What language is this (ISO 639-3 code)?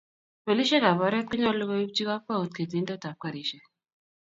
kln